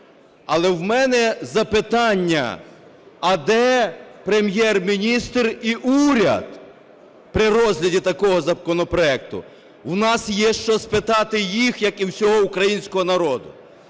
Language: Ukrainian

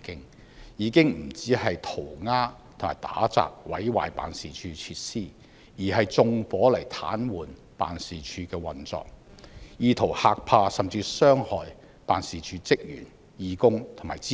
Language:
Cantonese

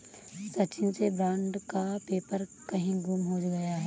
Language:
Hindi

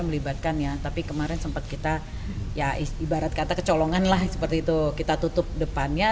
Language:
Indonesian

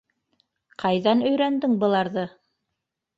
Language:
Bashkir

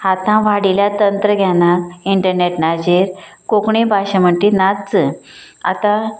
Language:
Konkani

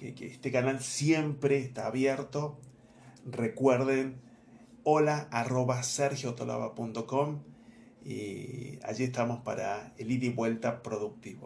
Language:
Spanish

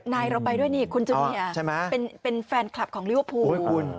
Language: Thai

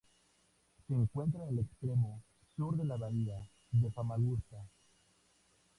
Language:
Spanish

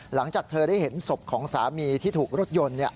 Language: Thai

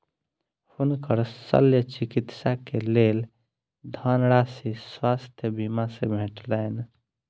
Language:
Maithili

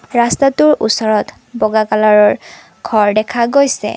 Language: Assamese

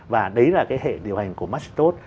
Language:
Vietnamese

